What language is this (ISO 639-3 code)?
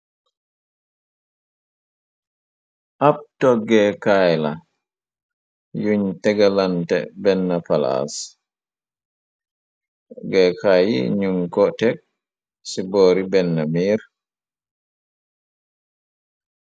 wol